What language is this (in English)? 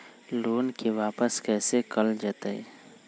Magahi